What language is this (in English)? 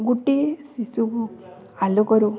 Odia